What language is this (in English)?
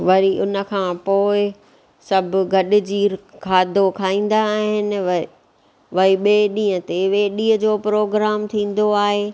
Sindhi